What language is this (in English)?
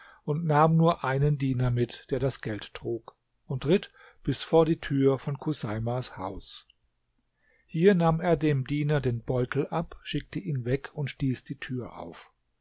German